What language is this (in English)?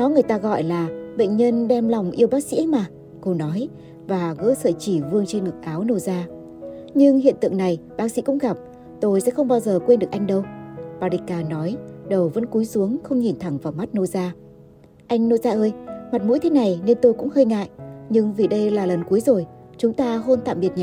Vietnamese